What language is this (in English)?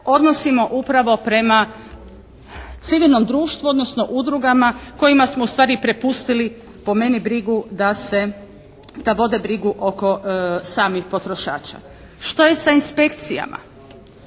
Croatian